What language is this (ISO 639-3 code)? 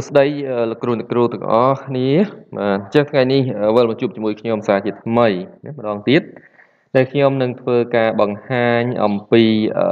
vie